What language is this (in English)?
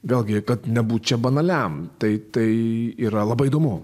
Lithuanian